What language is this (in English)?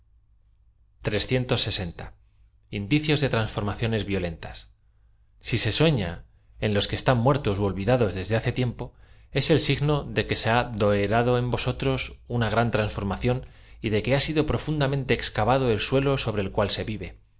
Spanish